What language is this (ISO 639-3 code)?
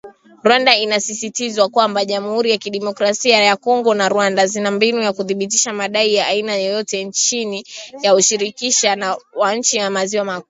swa